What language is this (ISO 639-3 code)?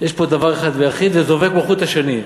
heb